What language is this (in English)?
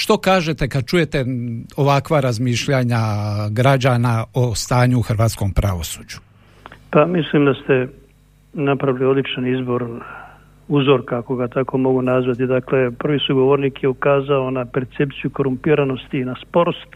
Croatian